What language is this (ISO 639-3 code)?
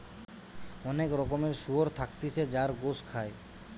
ben